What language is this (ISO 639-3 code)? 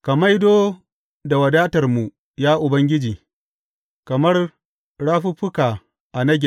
hau